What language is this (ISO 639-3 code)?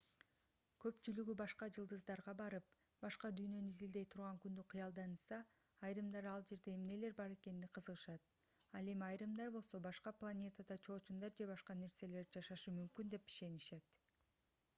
kir